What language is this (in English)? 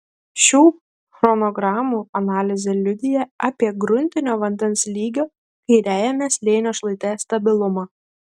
Lithuanian